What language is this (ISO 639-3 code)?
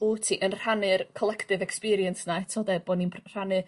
cym